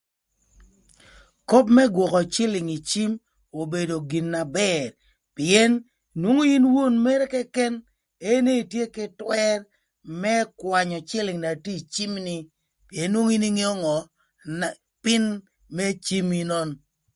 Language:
Thur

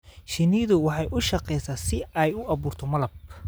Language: Somali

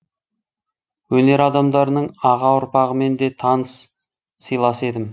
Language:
Kazakh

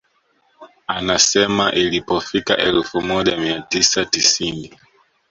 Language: Swahili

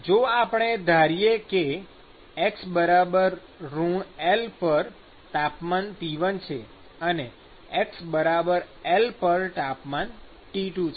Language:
Gujarati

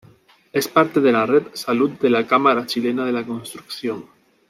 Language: Spanish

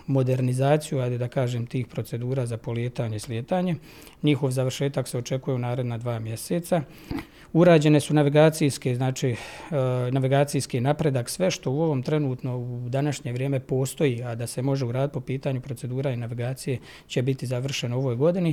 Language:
Croatian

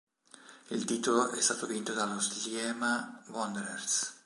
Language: Italian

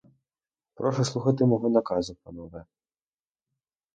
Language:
Ukrainian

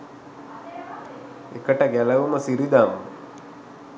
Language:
Sinhala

